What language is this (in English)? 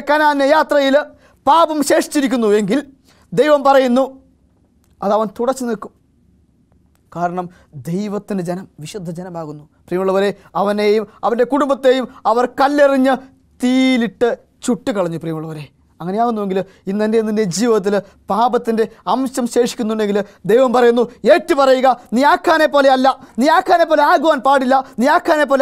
Turkish